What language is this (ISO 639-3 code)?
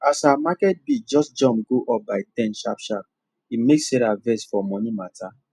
pcm